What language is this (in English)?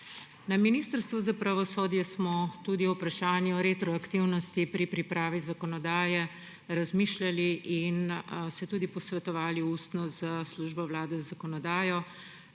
Slovenian